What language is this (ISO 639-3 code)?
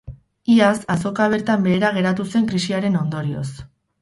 eus